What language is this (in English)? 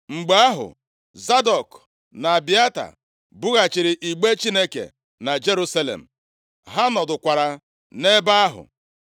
Igbo